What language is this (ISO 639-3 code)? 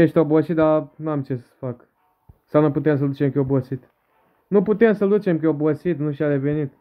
ron